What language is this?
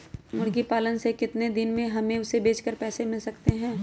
Magahi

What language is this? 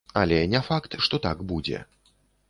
Belarusian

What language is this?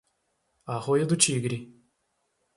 Portuguese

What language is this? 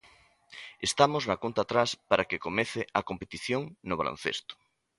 Galician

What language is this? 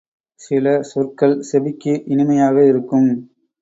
Tamil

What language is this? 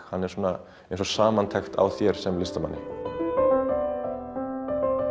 Icelandic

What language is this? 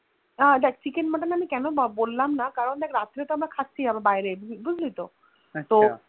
Bangla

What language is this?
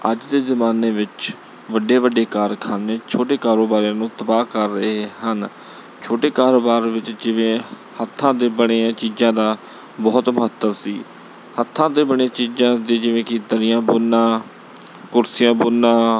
Punjabi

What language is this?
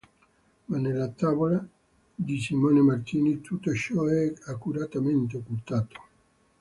Italian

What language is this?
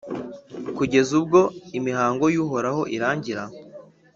Kinyarwanda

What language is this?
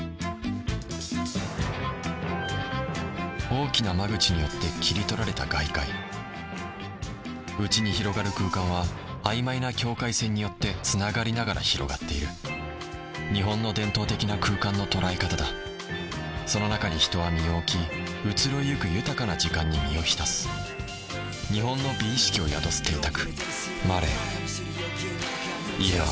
Japanese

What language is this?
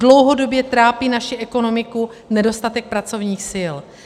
Czech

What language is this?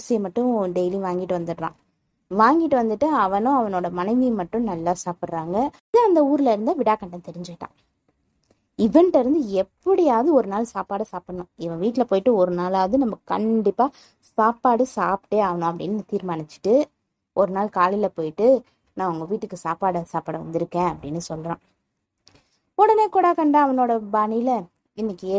Tamil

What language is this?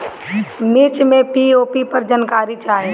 Bhojpuri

